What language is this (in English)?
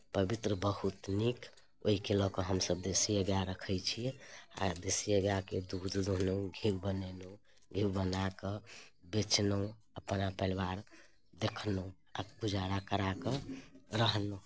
Maithili